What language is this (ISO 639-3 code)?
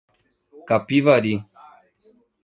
por